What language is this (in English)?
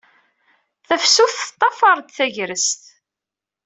Kabyle